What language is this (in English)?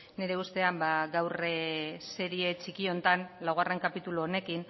Basque